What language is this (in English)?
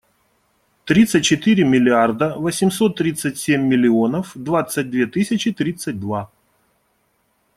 Russian